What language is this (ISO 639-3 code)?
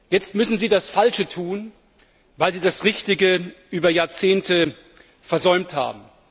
deu